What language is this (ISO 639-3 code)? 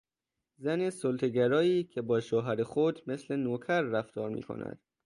fas